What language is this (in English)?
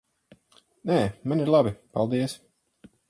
Latvian